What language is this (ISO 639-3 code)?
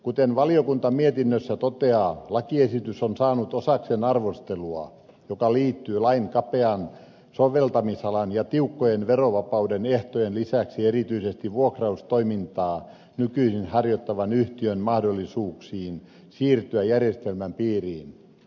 fin